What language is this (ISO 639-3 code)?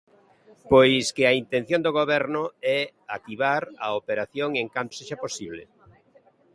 glg